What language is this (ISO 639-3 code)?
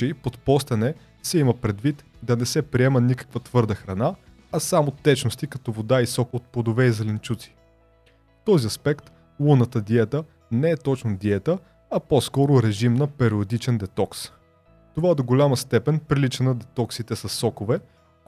bul